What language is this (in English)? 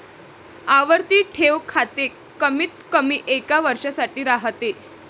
Marathi